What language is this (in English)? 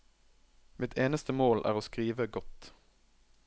Norwegian